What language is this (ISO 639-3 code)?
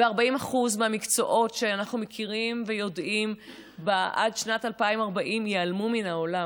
heb